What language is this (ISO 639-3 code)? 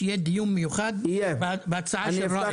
heb